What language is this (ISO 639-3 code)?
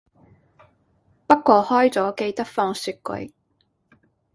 yue